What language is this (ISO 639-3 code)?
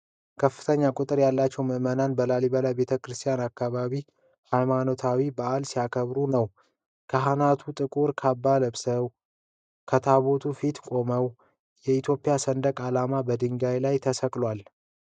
amh